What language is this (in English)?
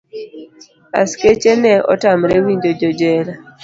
Luo (Kenya and Tanzania)